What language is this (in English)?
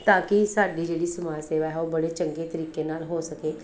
Punjabi